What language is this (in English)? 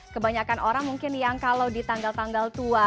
Indonesian